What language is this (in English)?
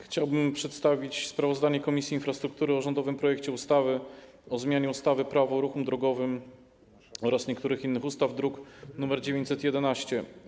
Polish